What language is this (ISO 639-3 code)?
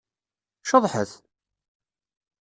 kab